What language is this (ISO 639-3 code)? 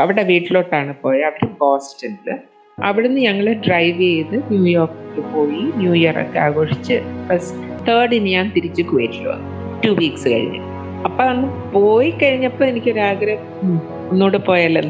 mal